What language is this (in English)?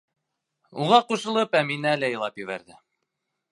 Bashkir